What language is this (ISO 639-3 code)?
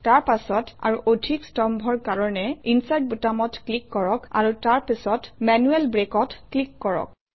asm